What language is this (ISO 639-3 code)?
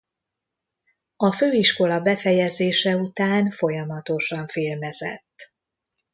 hun